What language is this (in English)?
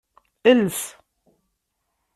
Kabyle